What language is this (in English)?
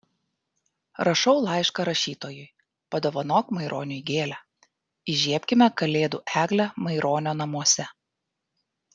Lithuanian